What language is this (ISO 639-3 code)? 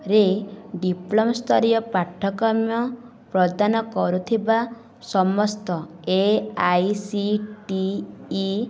ori